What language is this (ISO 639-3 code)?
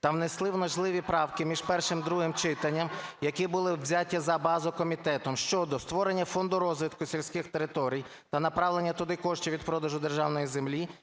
ukr